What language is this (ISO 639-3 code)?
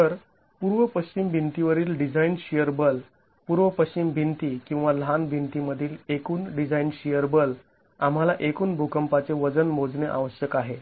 mar